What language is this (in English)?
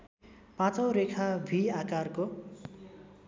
Nepali